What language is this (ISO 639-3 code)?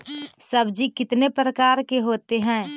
mag